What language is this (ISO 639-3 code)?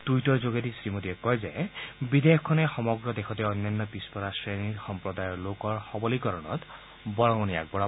asm